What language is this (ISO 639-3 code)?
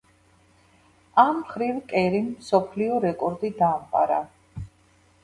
kat